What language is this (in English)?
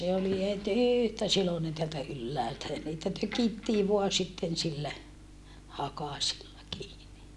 Finnish